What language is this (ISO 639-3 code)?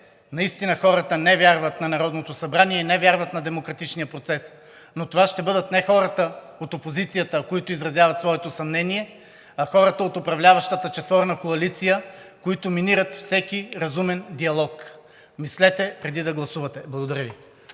bul